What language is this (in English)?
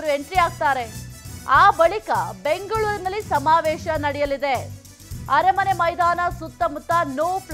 Kannada